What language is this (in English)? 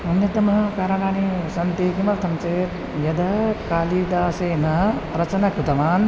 Sanskrit